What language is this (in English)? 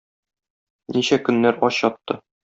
Tatar